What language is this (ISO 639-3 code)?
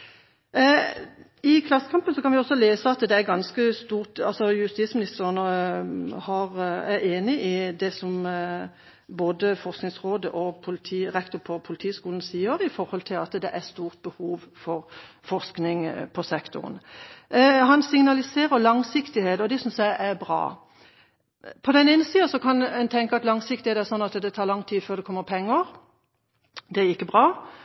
nob